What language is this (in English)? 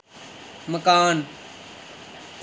Dogri